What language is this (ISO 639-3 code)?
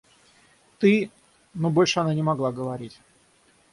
rus